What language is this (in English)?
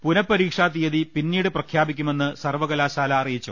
Malayalam